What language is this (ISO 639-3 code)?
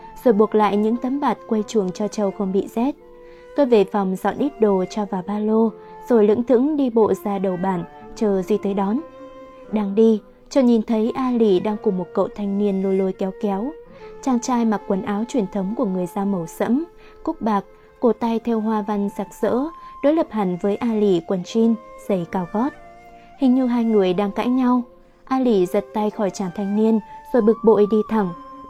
vie